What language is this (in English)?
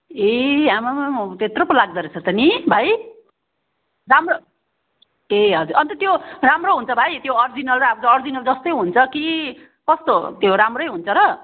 Nepali